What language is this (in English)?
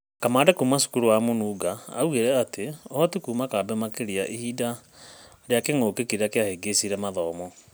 Kikuyu